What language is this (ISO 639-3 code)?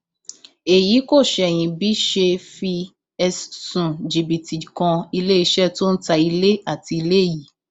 yor